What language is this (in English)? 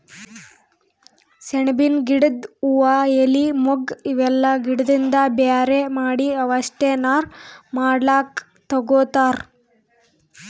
Kannada